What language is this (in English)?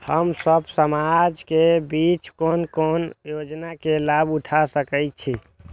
Maithili